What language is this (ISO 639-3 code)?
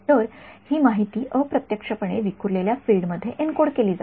mar